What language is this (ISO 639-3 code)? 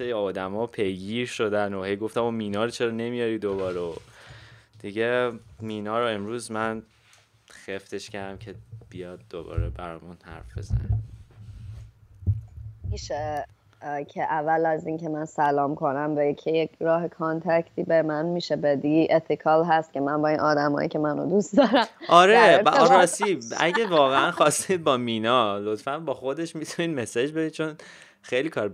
fas